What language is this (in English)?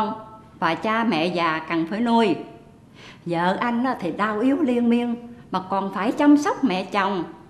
Vietnamese